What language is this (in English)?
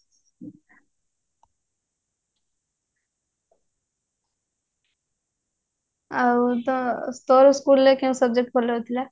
Odia